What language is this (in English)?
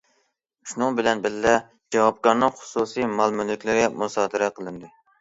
Uyghur